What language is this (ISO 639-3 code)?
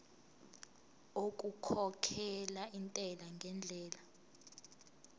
zul